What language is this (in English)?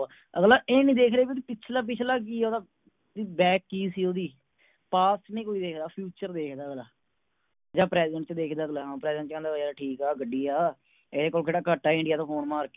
Punjabi